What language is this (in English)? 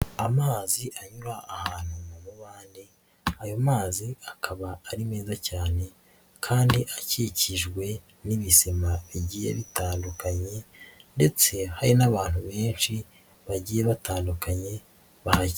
Kinyarwanda